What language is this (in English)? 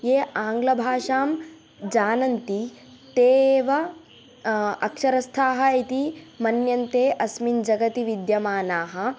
Sanskrit